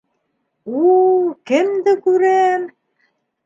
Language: Bashkir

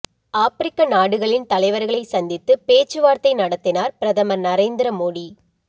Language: Tamil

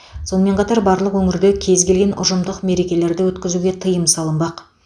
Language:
Kazakh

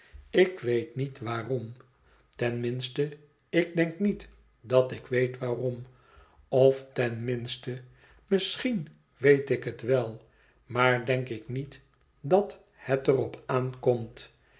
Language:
Dutch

